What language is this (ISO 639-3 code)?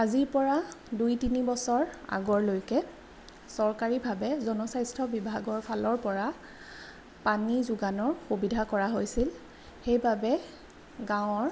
asm